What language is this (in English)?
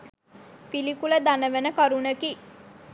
Sinhala